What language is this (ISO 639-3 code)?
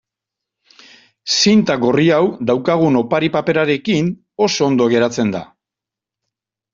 eus